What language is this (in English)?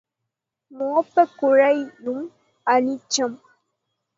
Tamil